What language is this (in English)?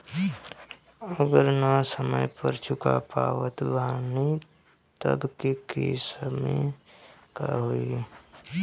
Bhojpuri